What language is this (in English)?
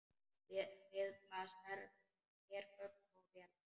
Icelandic